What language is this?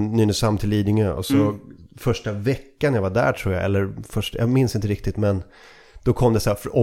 Swedish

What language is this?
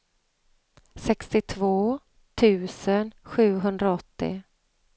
Swedish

